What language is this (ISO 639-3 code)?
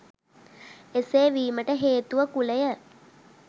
sin